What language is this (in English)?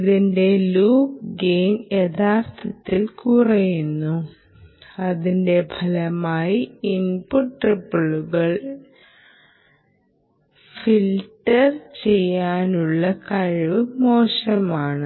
Malayalam